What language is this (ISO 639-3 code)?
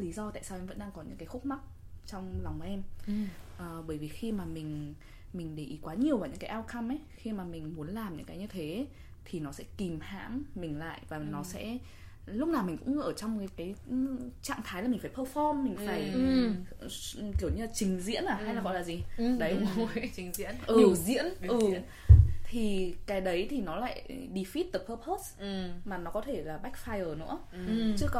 vie